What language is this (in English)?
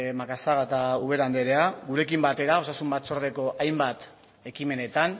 Basque